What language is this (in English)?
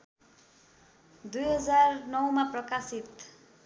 Nepali